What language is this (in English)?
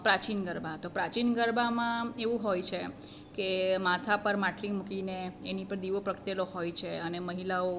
Gujarati